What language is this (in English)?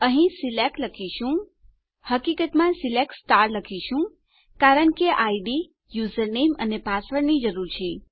Gujarati